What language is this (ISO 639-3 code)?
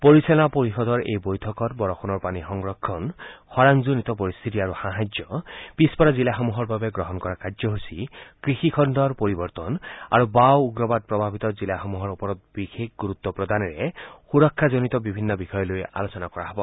asm